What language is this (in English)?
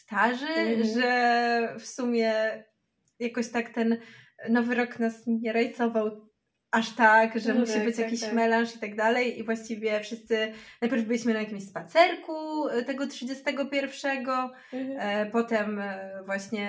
Polish